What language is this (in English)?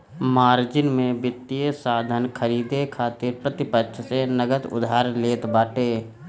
Bhojpuri